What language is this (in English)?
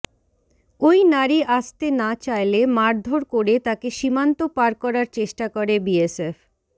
Bangla